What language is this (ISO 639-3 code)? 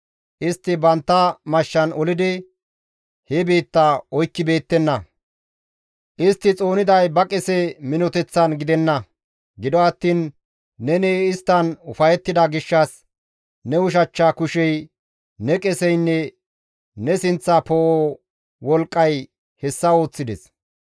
gmv